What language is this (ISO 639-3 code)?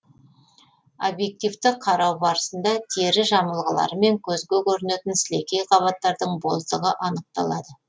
kaz